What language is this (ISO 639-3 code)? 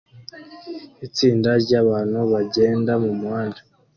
kin